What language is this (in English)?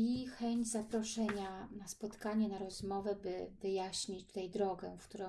Polish